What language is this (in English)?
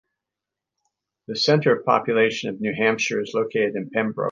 English